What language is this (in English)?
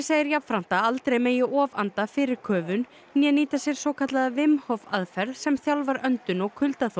Icelandic